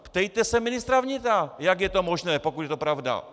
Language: Czech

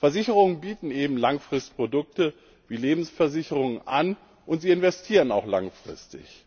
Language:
German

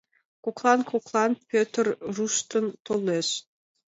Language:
Mari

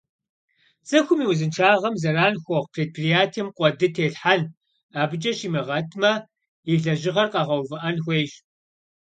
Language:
Kabardian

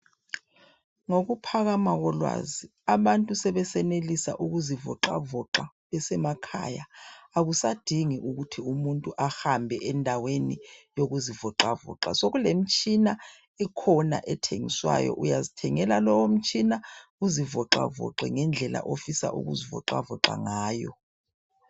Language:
North Ndebele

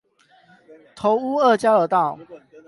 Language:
Chinese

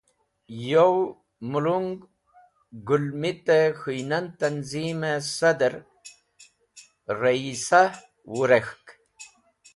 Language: Wakhi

